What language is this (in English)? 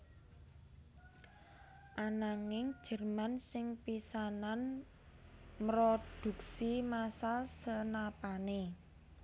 Javanese